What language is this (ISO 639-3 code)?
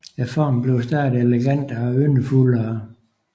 dan